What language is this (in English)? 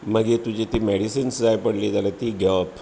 Konkani